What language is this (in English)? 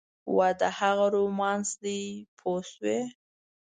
Pashto